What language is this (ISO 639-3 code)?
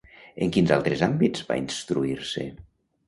cat